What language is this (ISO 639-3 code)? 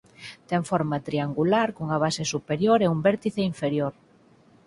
glg